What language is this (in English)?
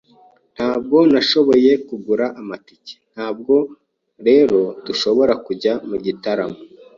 Kinyarwanda